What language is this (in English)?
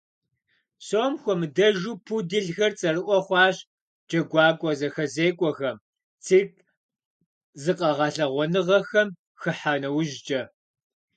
Kabardian